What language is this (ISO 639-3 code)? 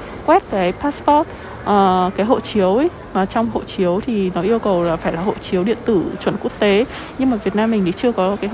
vie